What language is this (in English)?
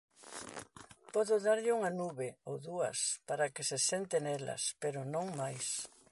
Galician